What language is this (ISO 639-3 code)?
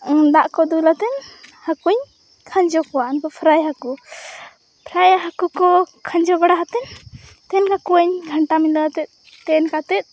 sat